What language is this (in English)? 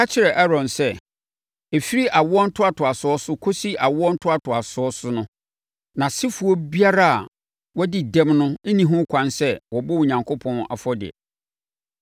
Akan